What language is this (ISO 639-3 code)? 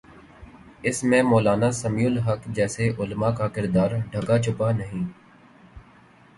urd